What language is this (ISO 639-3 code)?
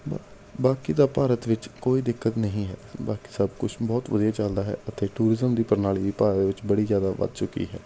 pan